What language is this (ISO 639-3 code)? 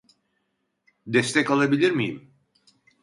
tur